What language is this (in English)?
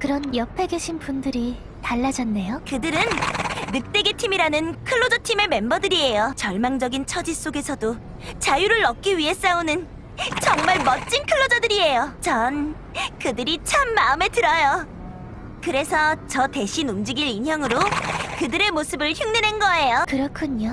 Korean